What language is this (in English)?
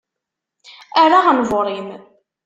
Kabyle